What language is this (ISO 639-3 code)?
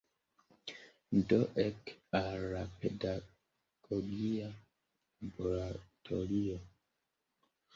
epo